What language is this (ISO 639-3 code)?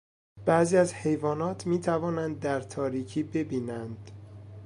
fas